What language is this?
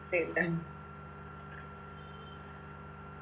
Malayalam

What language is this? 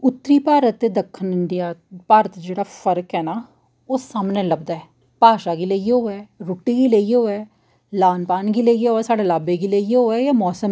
Dogri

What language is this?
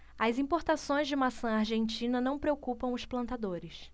Portuguese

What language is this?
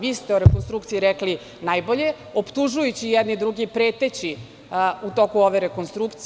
Serbian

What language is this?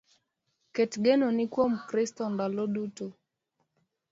Luo (Kenya and Tanzania)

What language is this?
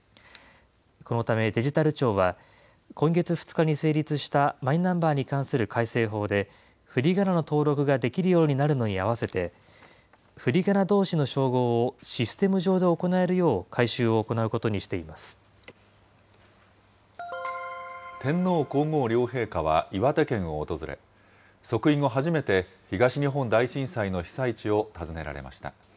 Japanese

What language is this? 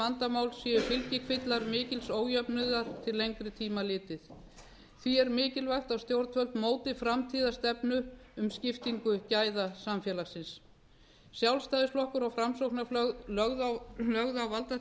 Icelandic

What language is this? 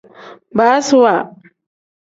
Tem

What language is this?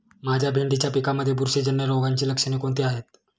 Marathi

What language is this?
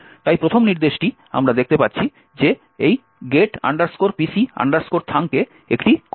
Bangla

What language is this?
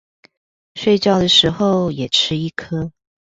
Chinese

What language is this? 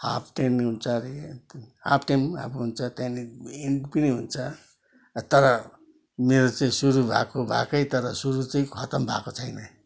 Nepali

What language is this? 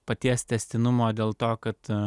Lithuanian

